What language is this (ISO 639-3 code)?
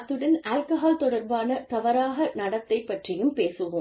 tam